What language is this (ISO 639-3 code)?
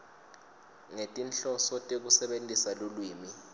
ssw